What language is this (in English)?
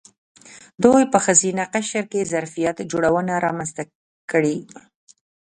Pashto